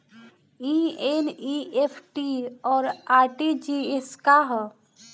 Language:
Bhojpuri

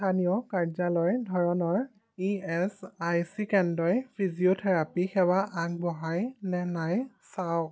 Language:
Assamese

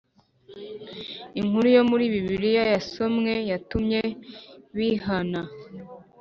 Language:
Kinyarwanda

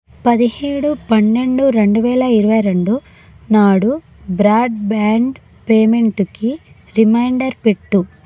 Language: Telugu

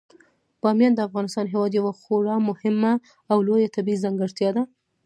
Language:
Pashto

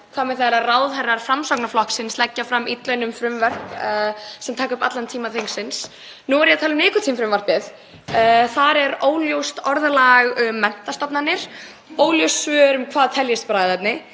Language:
Icelandic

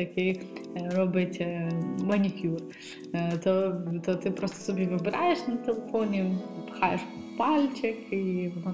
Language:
Ukrainian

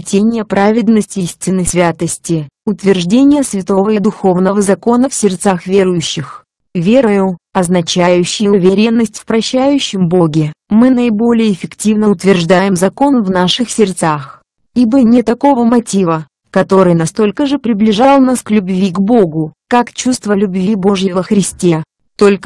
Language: Russian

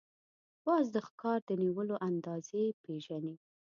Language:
Pashto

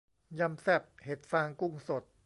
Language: Thai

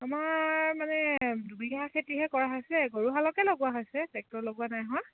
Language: Assamese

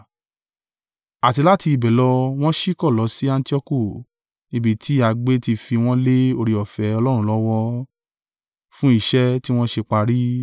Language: Yoruba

